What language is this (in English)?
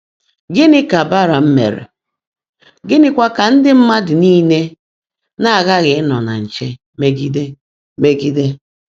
Igbo